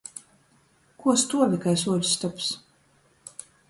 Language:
Latgalian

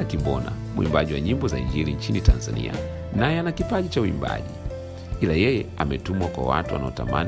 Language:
Swahili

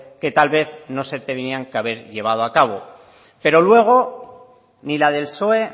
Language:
Spanish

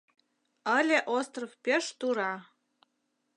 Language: Mari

